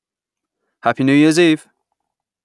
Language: English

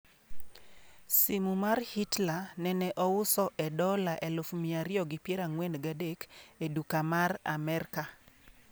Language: Luo (Kenya and Tanzania)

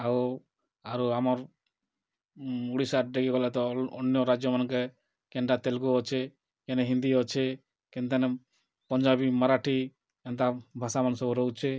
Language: Odia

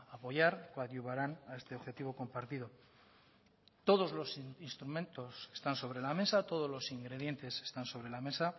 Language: Spanish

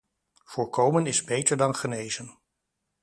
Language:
Dutch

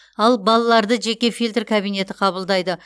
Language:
Kazakh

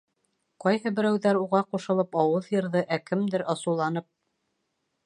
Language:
Bashkir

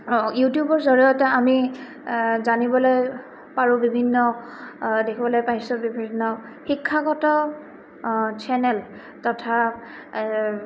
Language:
Assamese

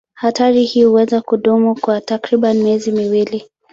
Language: Swahili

